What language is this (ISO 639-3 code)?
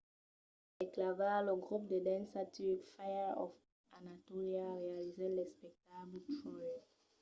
oci